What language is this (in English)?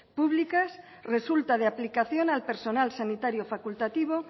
Spanish